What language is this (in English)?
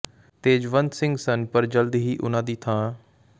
Punjabi